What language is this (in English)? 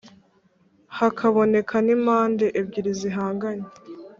Kinyarwanda